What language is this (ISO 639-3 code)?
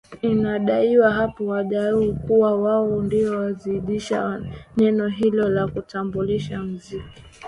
swa